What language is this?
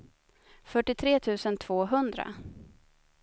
Swedish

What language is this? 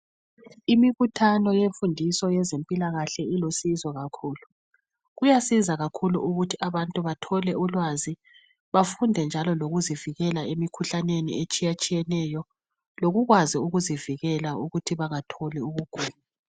North Ndebele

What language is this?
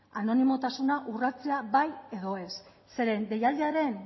Basque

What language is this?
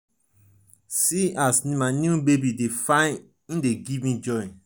Nigerian Pidgin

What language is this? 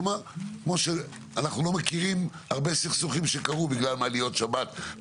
Hebrew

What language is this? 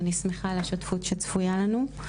Hebrew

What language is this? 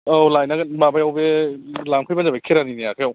Bodo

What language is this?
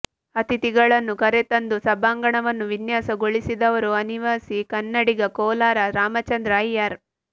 Kannada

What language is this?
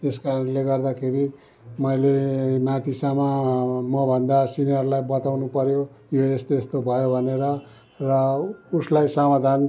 Nepali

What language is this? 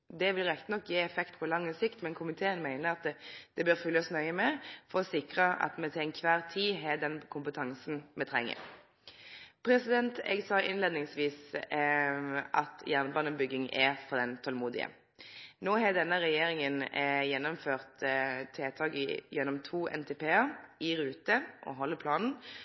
Norwegian Nynorsk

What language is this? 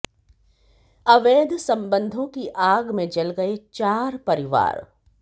Hindi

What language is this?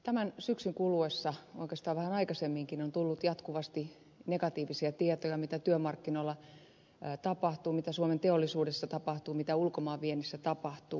Finnish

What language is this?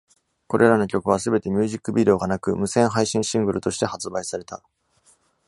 Japanese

